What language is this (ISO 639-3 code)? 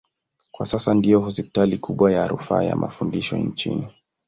swa